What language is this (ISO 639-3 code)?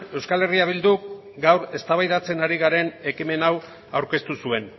eus